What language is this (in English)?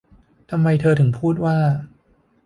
Thai